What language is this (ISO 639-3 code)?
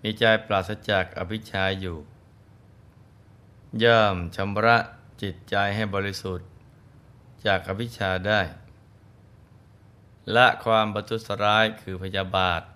tha